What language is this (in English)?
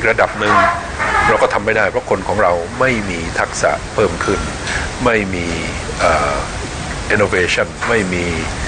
Thai